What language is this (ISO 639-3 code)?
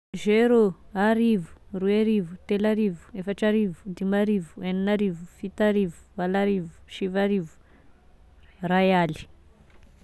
tkg